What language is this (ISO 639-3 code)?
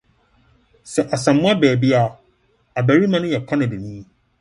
aka